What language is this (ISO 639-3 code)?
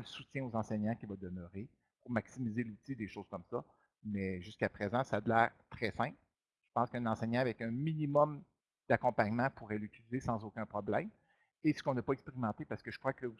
fra